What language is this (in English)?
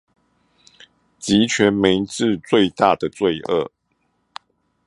Chinese